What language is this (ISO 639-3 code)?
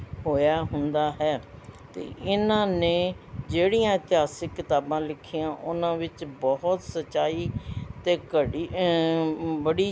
pan